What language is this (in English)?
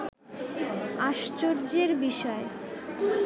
Bangla